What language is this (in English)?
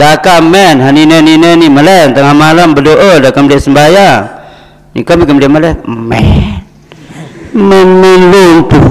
Malay